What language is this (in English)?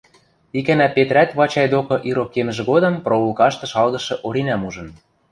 Western Mari